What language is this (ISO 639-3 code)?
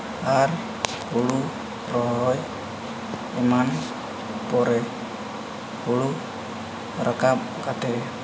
sat